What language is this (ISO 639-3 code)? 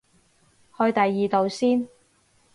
yue